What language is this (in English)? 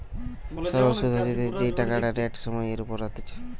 Bangla